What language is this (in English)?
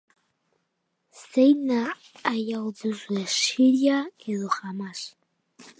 Basque